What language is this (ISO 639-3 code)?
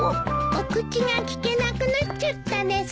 jpn